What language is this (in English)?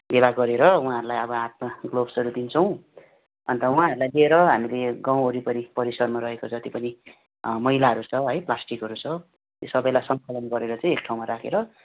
Nepali